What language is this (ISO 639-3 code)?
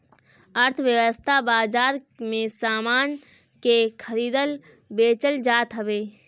bho